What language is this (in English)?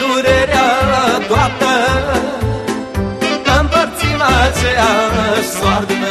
Romanian